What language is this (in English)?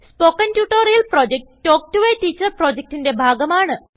Malayalam